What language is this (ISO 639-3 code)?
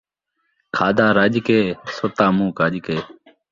skr